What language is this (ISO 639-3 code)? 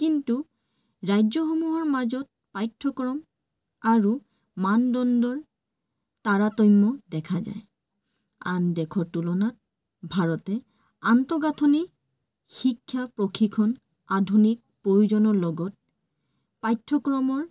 asm